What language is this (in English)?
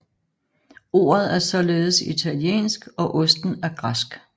Danish